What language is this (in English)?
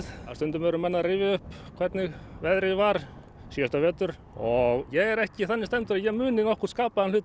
Icelandic